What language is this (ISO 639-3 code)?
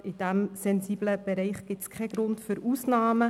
gsw